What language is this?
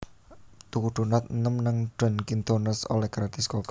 Javanese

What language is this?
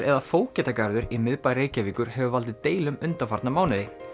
Icelandic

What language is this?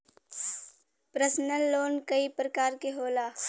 Bhojpuri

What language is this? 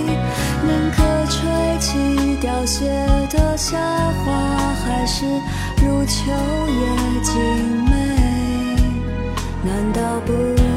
Chinese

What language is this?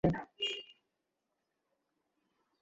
Bangla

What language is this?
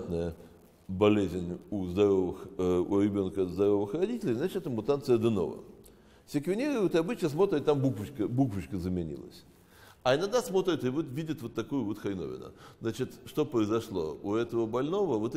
Russian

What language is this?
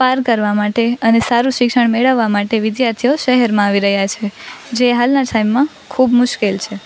Gujarati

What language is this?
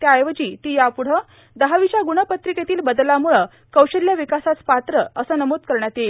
Marathi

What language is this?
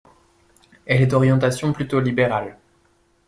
French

